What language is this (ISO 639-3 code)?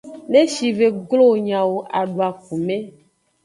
ajg